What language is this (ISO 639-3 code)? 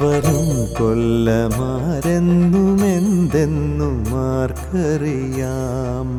mal